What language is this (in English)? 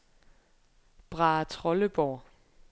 Danish